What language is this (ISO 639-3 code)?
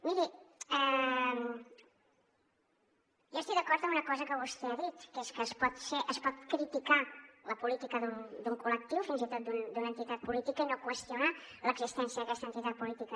cat